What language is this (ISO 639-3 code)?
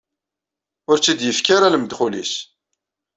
kab